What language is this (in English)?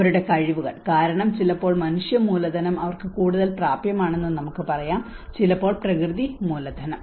Malayalam